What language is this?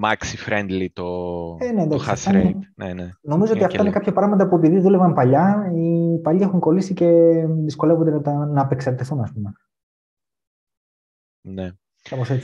Greek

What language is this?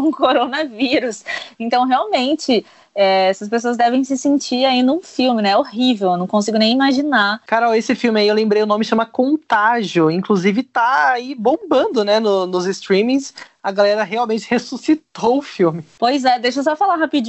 Portuguese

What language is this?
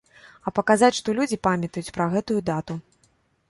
Belarusian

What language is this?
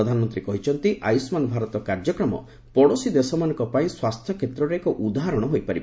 Odia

